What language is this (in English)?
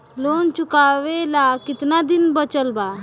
Bhojpuri